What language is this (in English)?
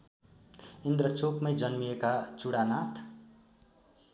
Nepali